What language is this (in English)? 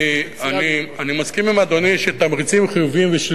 Hebrew